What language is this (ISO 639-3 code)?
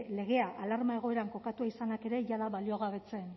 eus